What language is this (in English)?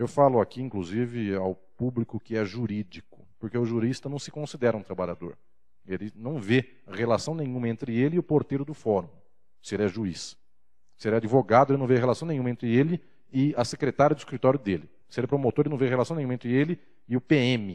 Portuguese